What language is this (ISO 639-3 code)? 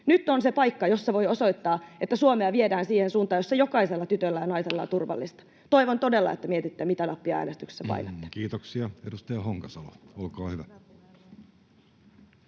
fin